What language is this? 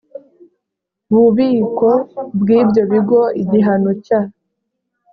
Kinyarwanda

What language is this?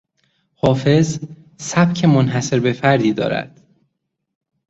Persian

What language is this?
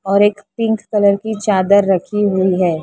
Hindi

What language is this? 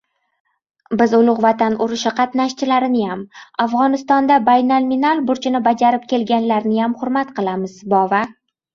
Uzbek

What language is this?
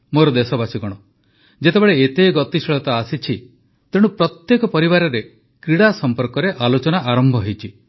Odia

